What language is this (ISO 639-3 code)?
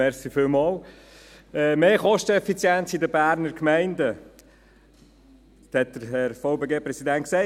gsw